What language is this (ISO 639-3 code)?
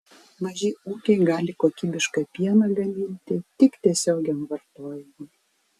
lit